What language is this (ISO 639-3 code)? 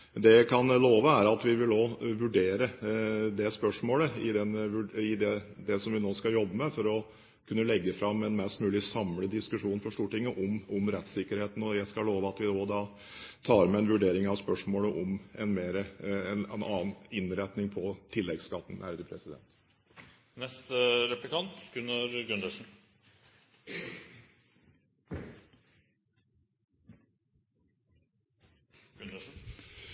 nob